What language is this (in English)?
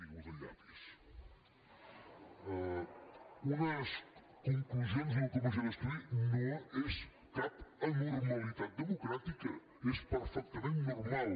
Catalan